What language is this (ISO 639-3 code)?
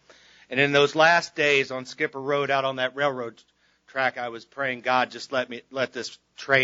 eng